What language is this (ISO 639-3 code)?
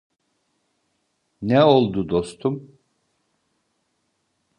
tur